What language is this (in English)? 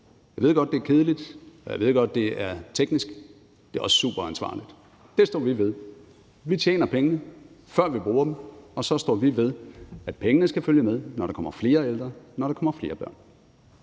Danish